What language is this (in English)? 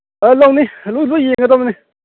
Manipuri